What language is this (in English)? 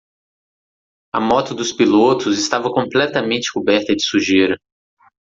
Portuguese